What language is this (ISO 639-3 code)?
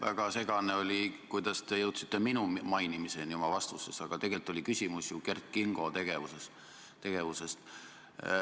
est